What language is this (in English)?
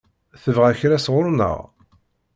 Kabyle